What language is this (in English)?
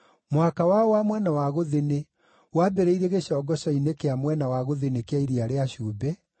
Kikuyu